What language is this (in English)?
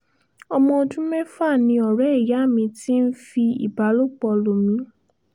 Yoruba